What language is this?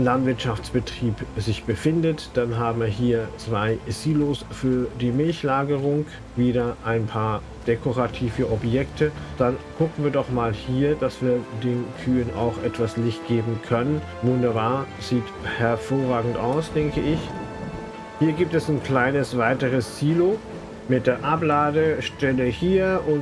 German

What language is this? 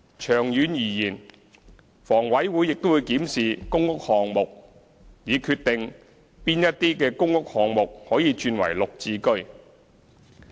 Cantonese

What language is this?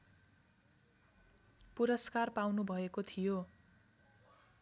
Nepali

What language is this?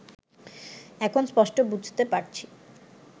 Bangla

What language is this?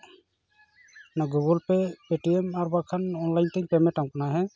Santali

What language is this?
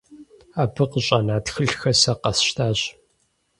Kabardian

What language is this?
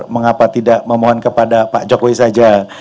Indonesian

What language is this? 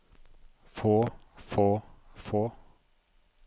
Norwegian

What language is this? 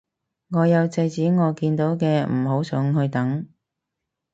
Cantonese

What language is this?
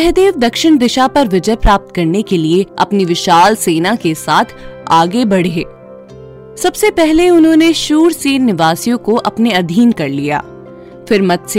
Hindi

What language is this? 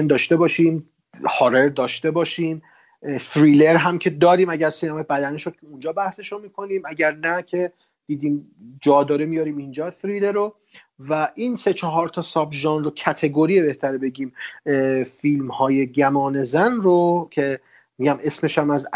Persian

